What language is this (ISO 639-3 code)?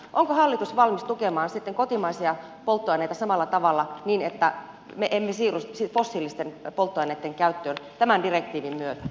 fin